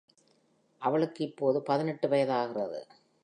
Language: Tamil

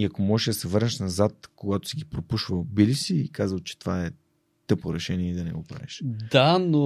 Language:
Bulgarian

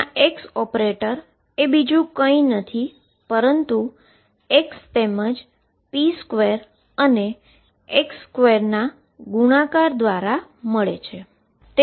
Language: Gujarati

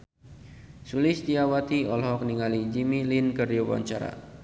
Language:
Sundanese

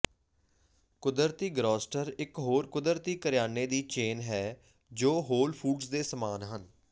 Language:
Punjabi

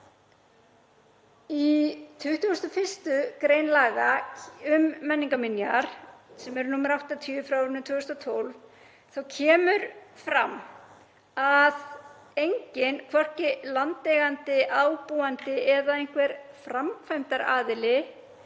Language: Icelandic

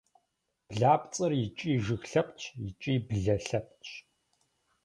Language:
Kabardian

